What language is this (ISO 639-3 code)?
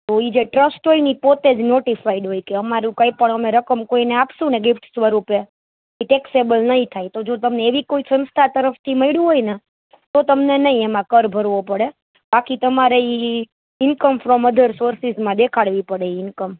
guj